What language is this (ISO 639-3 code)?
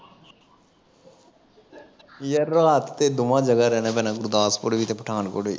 pan